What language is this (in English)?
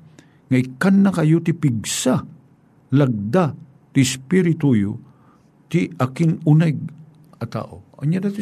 Filipino